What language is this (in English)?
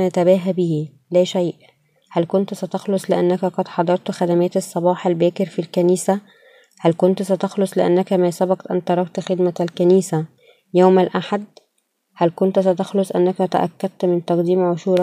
Arabic